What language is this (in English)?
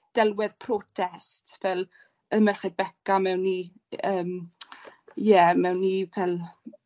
Welsh